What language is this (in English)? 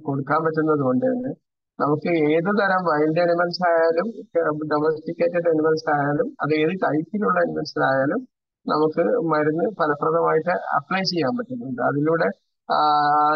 Malayalam